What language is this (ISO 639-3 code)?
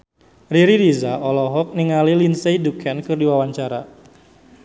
sun